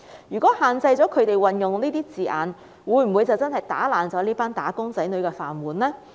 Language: Cantonese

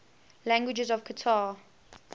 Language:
English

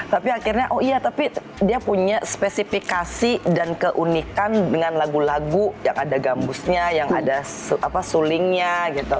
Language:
Indonesian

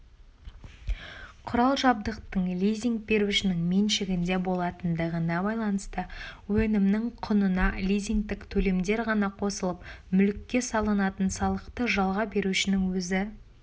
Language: Kazakh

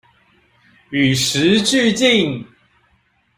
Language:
Chinese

